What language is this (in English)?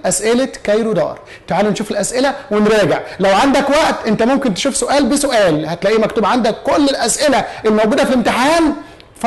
Arabic